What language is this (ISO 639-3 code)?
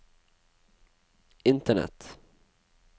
nor